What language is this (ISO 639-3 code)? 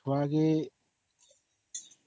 ori